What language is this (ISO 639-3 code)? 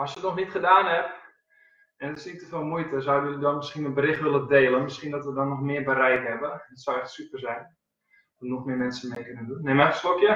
nld